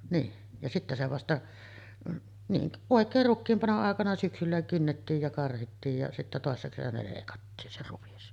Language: Finnish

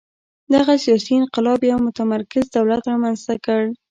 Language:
Pashto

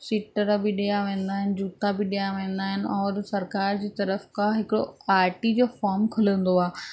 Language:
Sindhi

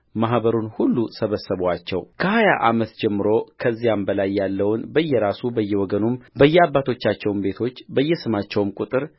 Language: Amharic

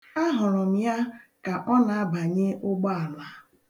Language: Igbo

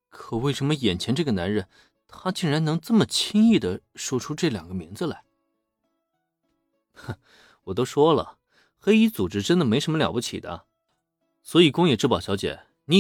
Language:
Chinese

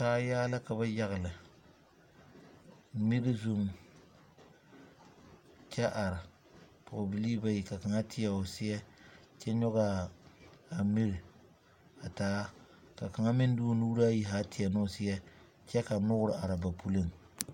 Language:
Southern Dagaare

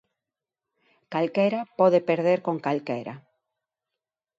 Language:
Galician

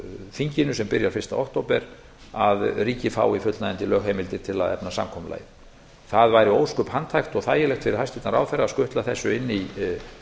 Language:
Icelandic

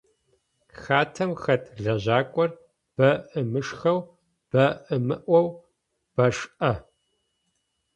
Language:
Adyghe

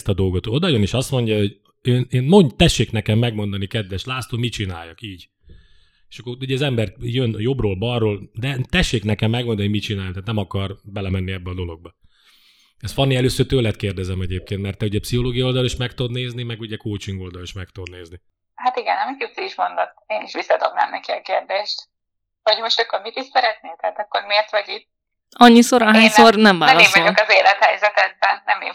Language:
Hungarian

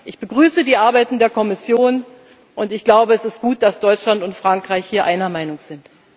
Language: German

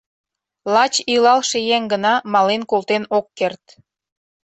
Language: Mari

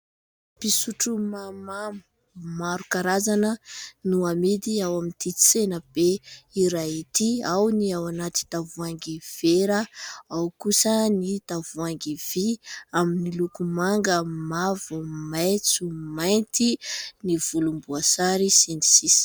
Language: Malagasy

